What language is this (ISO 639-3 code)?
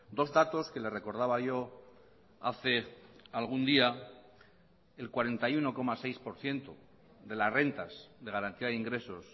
spa